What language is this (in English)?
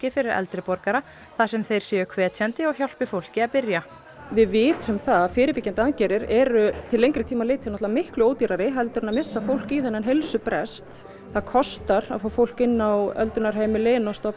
Icelandic